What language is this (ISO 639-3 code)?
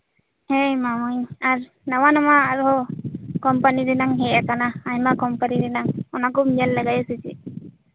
sat